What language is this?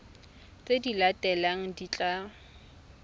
Tswana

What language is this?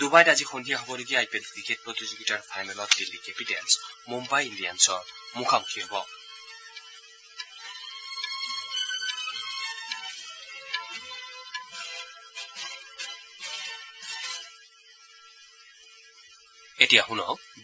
Assamese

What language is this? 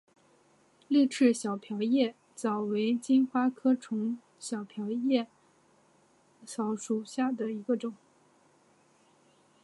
Chinese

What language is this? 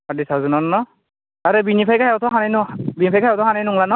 Bodo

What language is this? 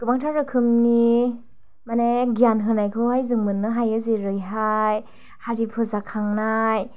Bodo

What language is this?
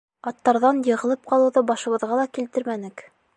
Bashkir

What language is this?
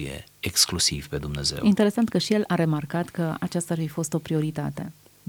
Romanian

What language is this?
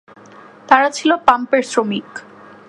Bangla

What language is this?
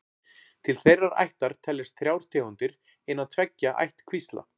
Icelandic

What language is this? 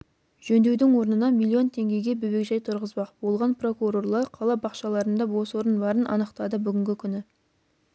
Kazakh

